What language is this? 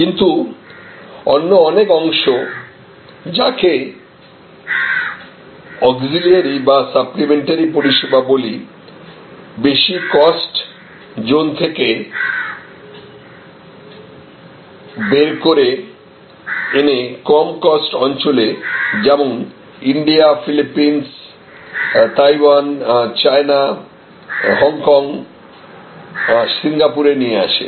Bangla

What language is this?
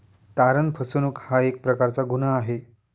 Marathi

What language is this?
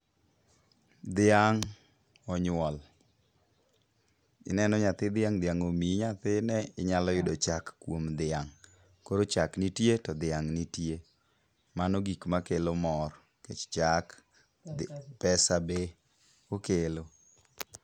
Luo (Kenya and Tanzania)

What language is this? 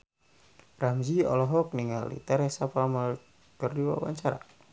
Sundanese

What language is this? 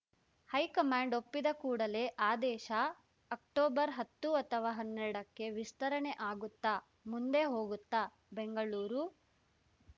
Kannada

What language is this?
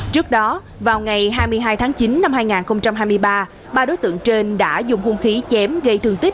Vietnamese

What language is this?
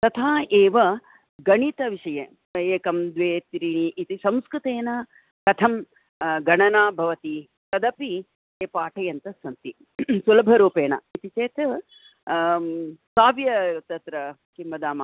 Sanskrit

